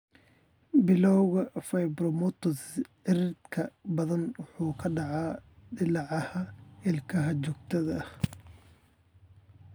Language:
Somali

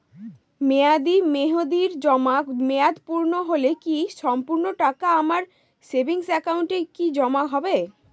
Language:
Bangla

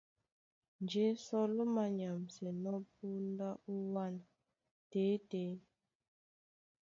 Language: Duala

